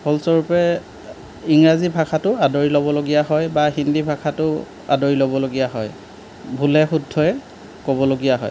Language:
Assamese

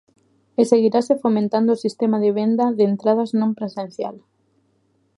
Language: Galician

